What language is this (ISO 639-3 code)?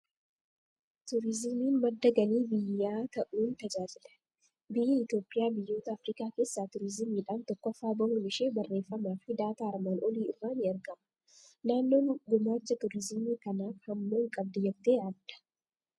orm